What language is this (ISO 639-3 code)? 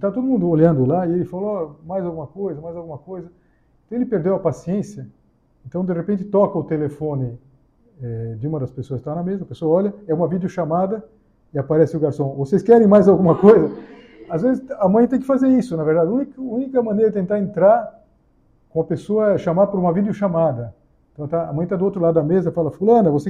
por